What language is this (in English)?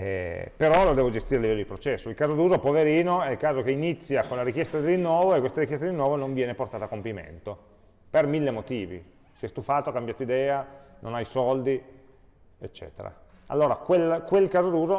Italian